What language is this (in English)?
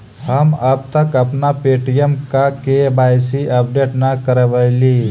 Magahi